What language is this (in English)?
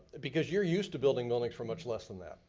English